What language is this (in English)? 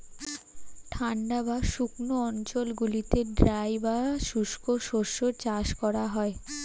Bangla